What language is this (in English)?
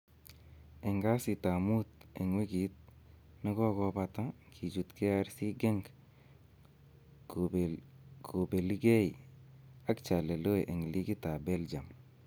Kalenjin